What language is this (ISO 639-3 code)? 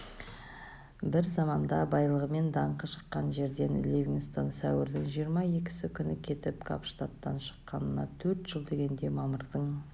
kaz